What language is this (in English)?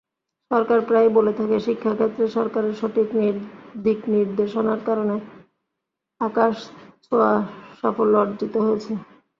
Bangla